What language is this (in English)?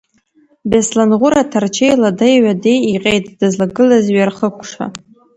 Abkhazian